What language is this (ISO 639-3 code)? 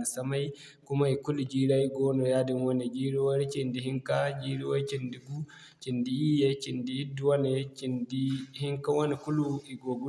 dje